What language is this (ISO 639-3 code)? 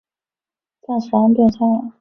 zho